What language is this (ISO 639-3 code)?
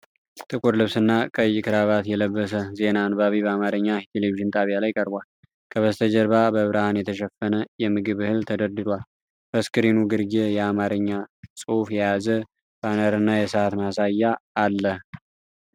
amh